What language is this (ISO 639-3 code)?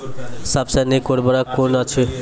mai